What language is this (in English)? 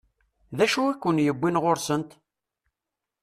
Kabyle